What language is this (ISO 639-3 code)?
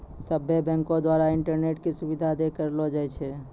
mai